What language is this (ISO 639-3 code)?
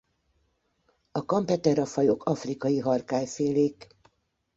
hun